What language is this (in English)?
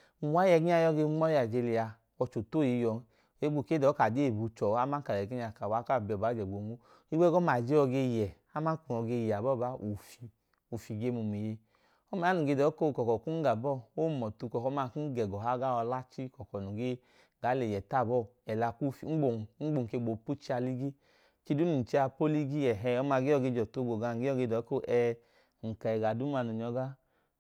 Idoma